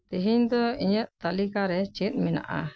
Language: Santali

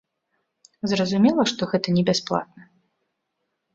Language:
Belarusian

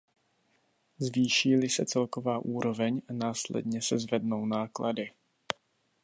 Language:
Czech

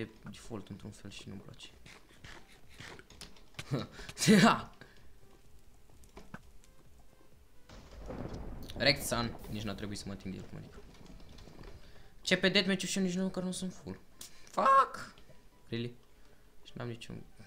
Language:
Romanian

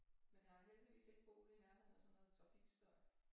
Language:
Danish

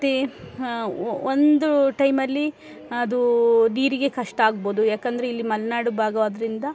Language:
Kannada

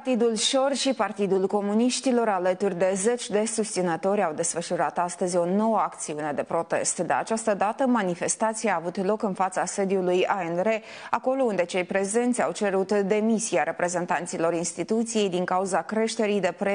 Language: Romanian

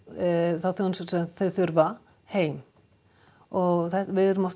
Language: Icelandic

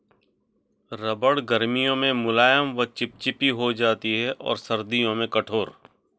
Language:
Hindi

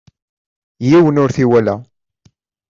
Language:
Kabyle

